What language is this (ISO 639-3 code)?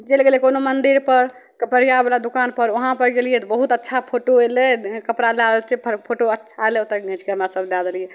mai